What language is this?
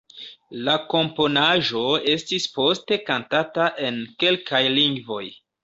Esperanto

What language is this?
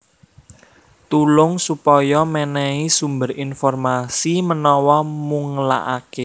Javanese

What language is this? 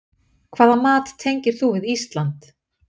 Icelandic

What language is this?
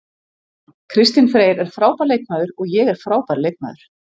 Icelandic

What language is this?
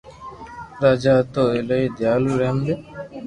Loarki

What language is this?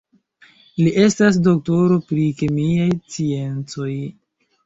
Esperanto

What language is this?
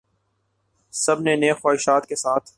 Urdu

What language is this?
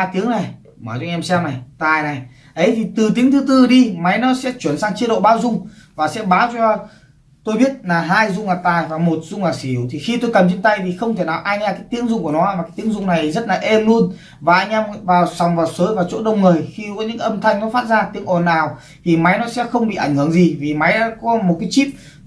Vietnamese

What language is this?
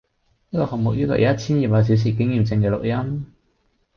Cantonese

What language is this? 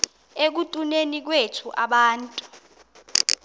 Xhosa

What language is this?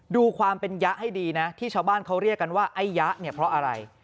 Thai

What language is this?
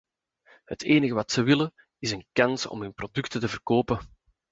Dutch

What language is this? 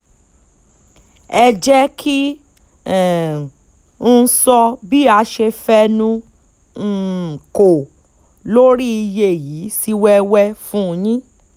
Yoruba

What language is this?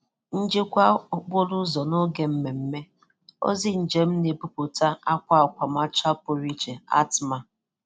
Igbo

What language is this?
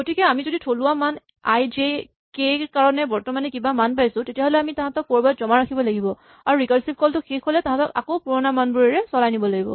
Assamese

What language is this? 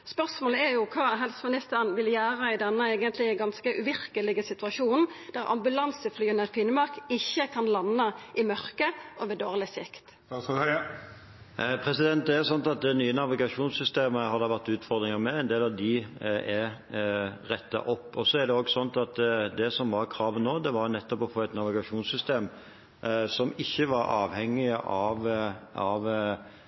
Norwegian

